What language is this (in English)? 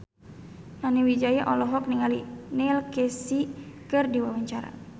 Sundanese